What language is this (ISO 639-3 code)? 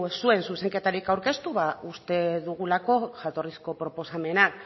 eus